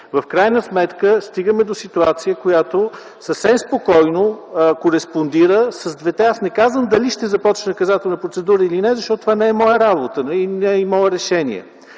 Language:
Bulgarian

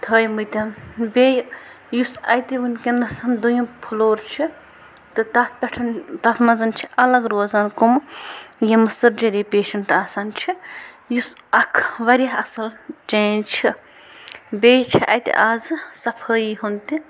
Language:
Kashmiri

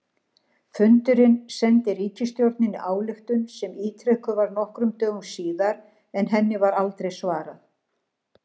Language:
Icelandic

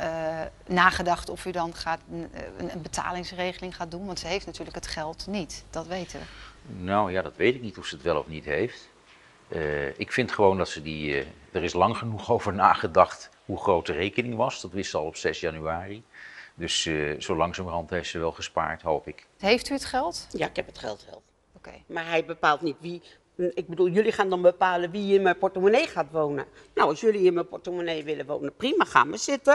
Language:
Dutch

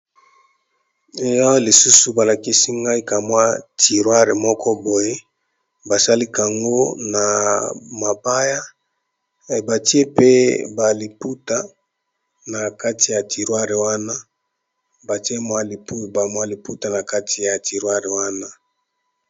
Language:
Lingala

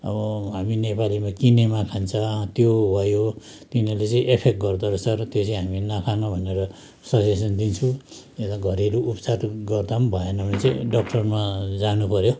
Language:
Nepali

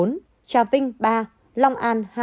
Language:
Vietnamese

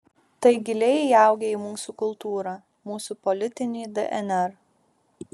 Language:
Lithuanian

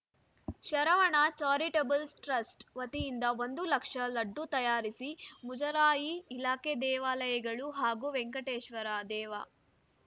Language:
Kannada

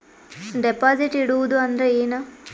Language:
Kannada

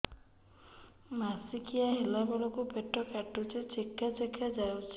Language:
Odia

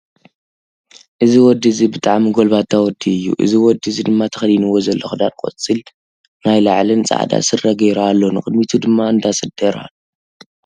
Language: Tigrinya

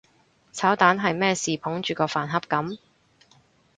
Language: Cantonese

